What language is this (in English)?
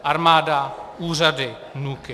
Czech